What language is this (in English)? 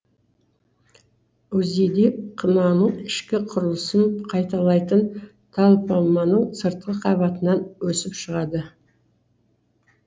Kazakh